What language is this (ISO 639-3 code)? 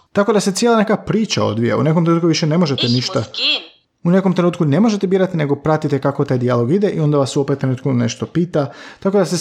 hrv